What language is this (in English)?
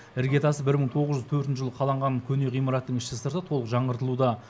Kazakh